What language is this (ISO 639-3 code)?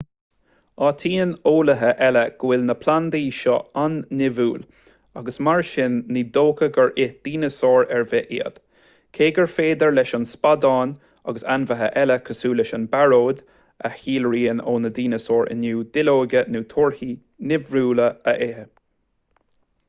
gle